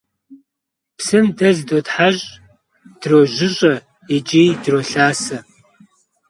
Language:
Kabardian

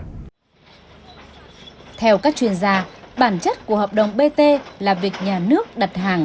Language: Vietnamese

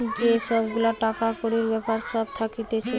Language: Bangla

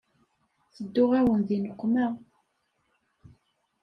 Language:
Kabyle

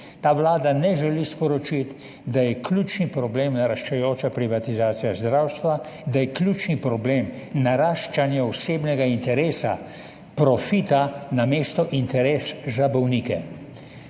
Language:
Slovenian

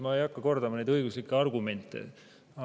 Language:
Estonian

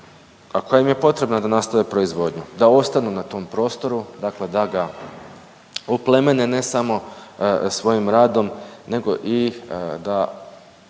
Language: Croatian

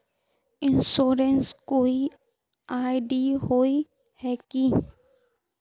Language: Magahi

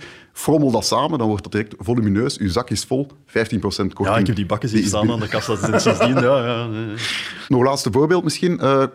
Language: Dutch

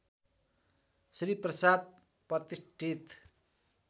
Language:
Nepali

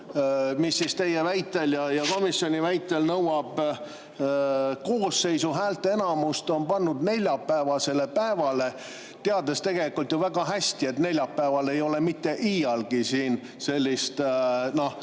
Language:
Estonian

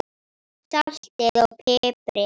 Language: Icelandic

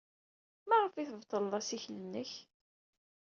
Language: Kabyle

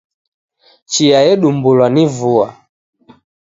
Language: Taita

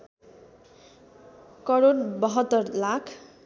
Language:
Nepali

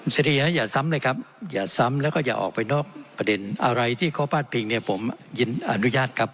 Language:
Thai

